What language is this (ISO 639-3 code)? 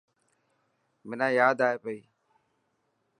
mki